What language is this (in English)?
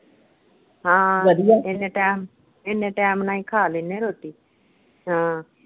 Punjabi